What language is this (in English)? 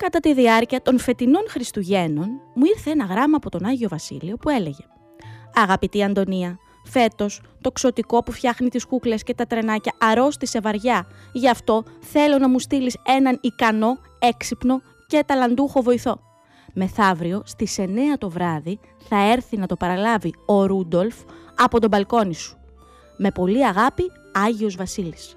Greek